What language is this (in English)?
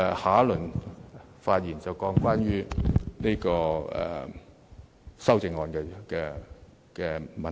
Cantonese